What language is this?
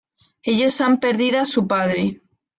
Spanish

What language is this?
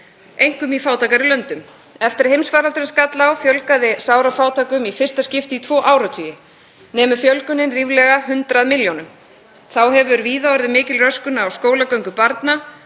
Icelandic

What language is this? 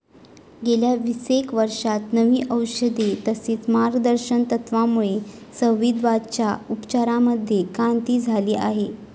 Marathi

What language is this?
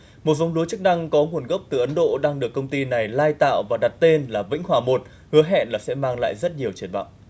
Vietnamese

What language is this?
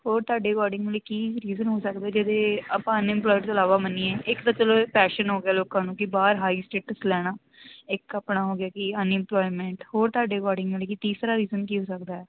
Punjabi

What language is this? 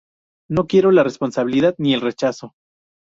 Spanish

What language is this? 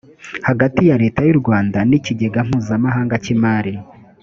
Kinyarwanda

